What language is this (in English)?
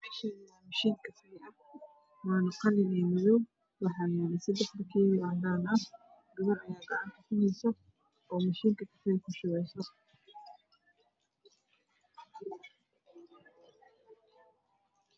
Somali